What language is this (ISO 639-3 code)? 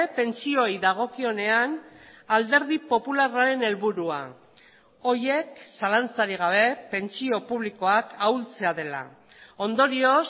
eus